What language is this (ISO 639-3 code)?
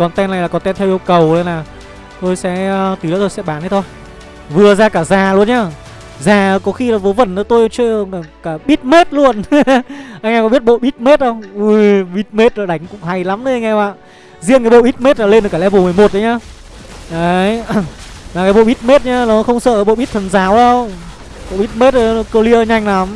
vie